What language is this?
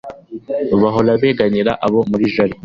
Kinyarwanda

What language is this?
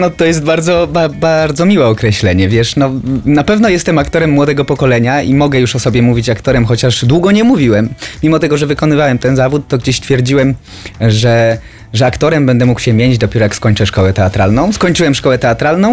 Polish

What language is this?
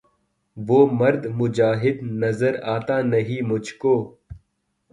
Urdu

